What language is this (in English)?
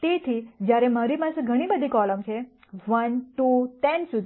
Gujarati